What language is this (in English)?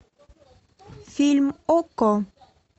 Russian